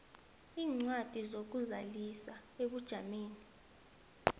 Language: South Ndebele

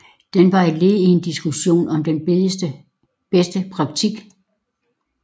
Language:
Danish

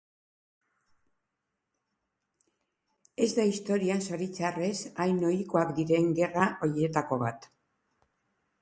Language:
Basque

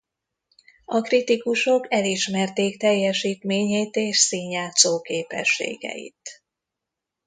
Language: Hungarian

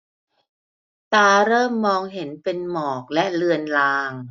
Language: Thai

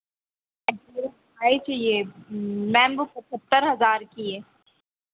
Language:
Hindi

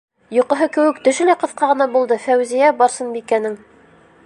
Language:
Bashkir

